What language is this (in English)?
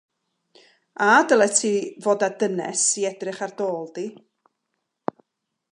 Welsh